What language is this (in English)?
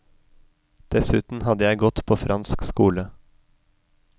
Norwegian